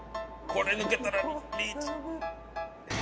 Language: Japanese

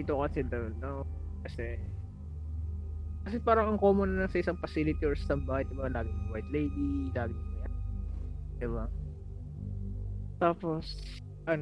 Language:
Filipino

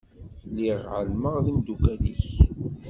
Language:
Kabyle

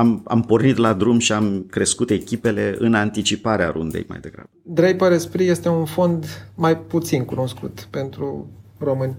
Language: Romanian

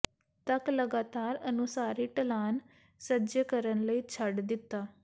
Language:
Punjabi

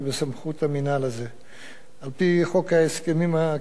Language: Hebrew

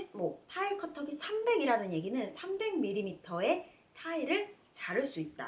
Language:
Korean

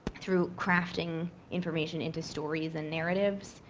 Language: English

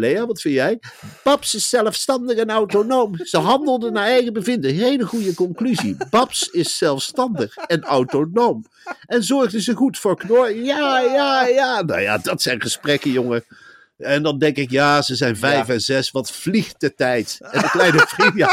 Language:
Dutch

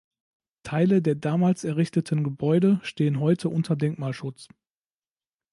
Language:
German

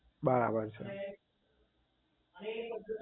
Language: Gujarati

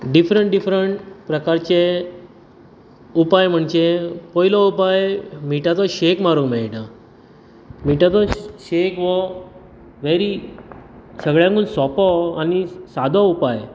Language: Konkani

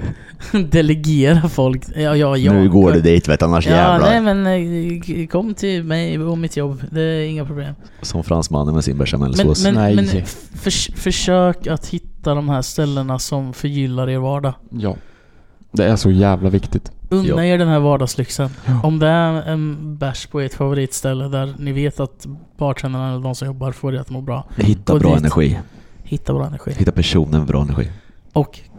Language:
Swedish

